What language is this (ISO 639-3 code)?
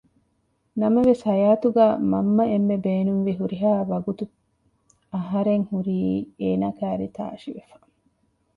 div